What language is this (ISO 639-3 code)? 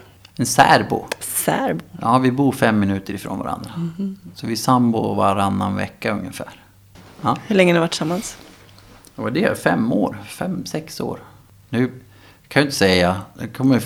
swe